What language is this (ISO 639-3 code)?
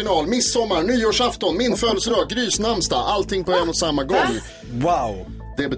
swe